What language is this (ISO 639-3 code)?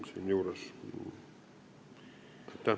est